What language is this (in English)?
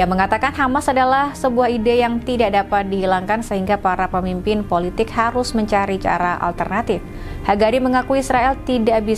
Indonesian